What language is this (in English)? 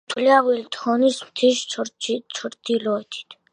Georgian